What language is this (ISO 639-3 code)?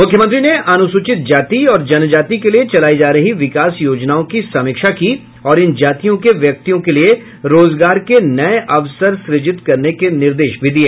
hin